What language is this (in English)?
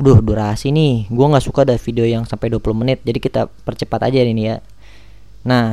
Indonesian